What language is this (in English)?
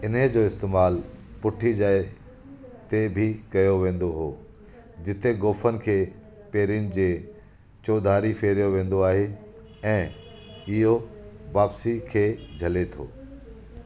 Sindhi